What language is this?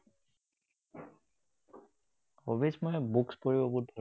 Assamese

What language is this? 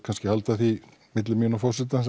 Icelandic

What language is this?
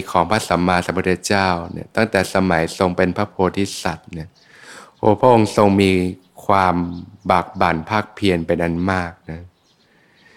Thai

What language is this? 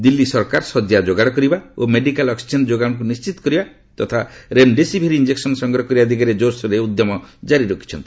Odia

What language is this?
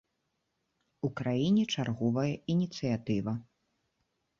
Belarusian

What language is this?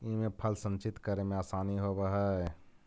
Magahi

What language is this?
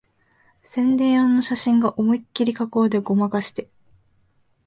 Japanese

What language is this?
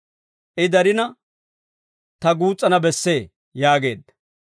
Dawro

